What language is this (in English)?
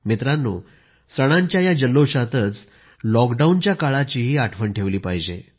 Marathi